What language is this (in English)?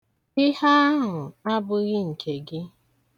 Igbo